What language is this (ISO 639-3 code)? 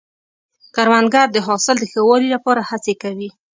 pus